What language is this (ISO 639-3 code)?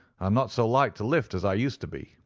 eng